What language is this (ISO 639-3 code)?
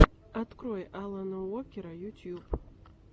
rus